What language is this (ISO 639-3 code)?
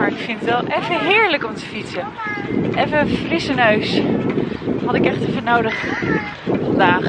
nld